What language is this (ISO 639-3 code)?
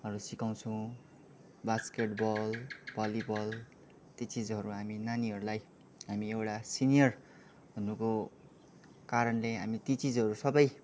nep